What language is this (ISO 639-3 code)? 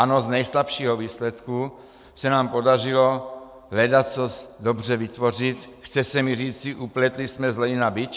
ces